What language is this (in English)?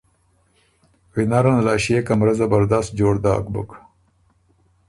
Ormuri